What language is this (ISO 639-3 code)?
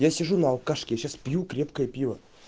rus